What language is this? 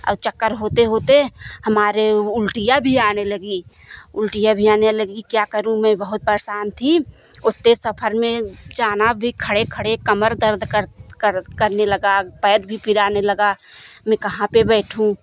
Hindi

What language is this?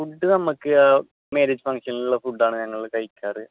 Malayalam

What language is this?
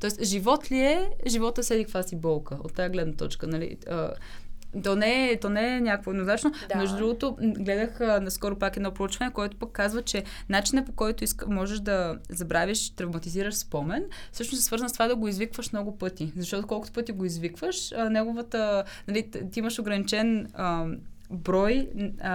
Bulgarian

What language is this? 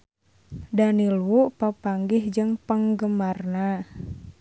Sundanese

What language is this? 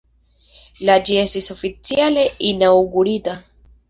Esperanto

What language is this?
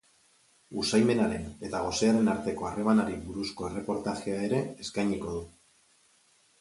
Basque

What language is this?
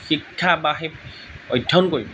Assamese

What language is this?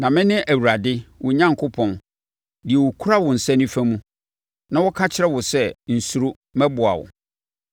Akan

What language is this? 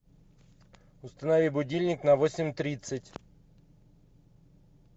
Russian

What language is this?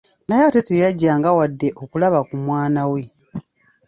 Ganda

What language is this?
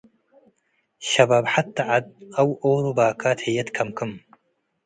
Tigre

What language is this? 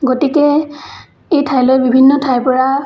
Assamese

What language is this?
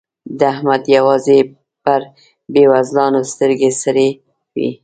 Pashto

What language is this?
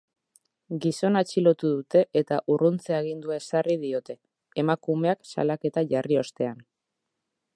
Basque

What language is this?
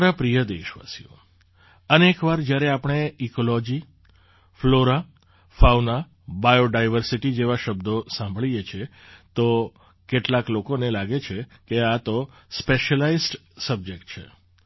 Gujarati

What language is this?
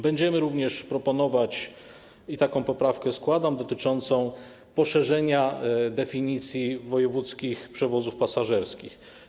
Polish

